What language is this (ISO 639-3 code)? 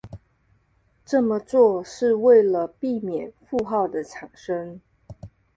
zho